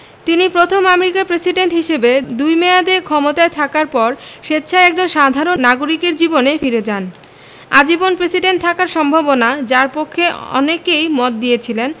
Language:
Bangla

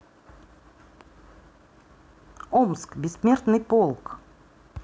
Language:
Russian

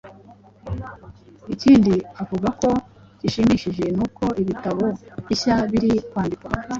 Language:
Kinyarwanda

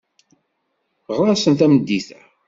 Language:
Kabyle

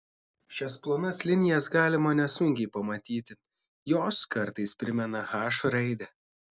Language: Lithuanian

